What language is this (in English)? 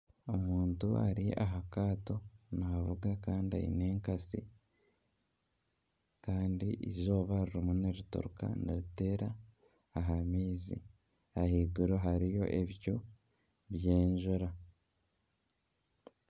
Nyankole